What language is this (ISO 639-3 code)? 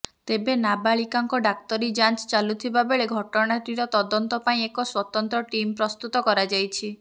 ori